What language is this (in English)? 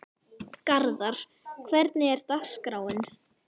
Icelandic